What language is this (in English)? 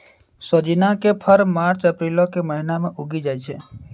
Maithili